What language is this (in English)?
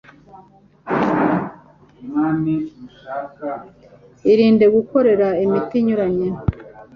Kinyarwanda